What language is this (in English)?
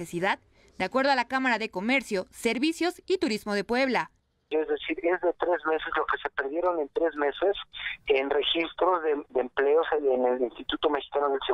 Spanish